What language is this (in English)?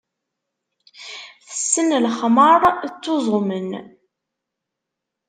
Kabyle